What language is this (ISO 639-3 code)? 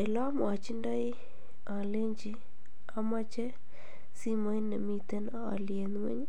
kln